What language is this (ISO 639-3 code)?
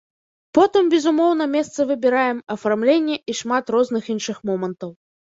bel